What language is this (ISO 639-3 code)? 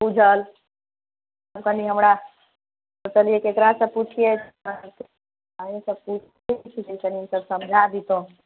mai